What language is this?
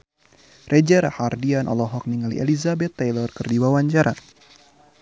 Sundanese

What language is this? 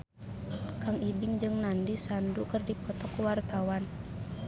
Sundanese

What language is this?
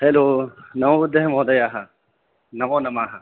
Sanskrit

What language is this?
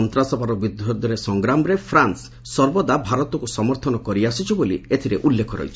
Odia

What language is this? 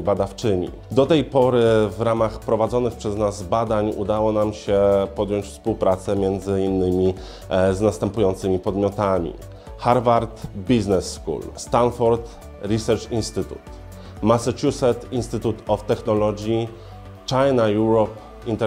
Polish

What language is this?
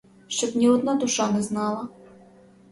Ukrainian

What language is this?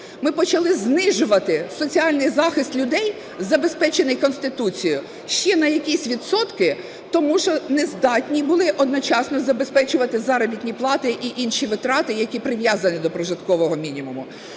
Ukrainian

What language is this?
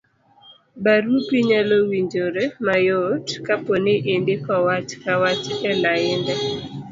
Luo (Kenya and Tanzania)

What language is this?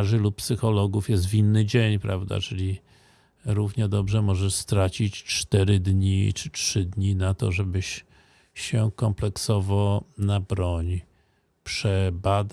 Polish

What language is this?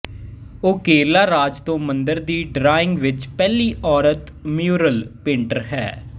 Punjabi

